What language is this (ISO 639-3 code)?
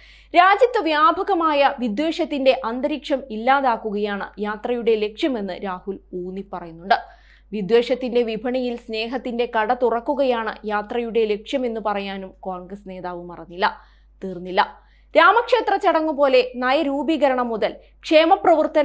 mal